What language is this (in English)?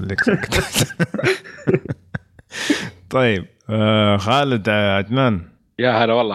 Arabic